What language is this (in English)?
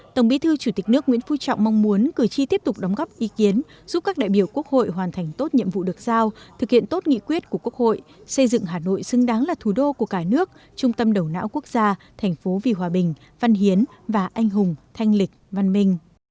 Vietnamese